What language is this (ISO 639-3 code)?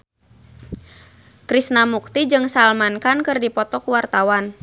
sun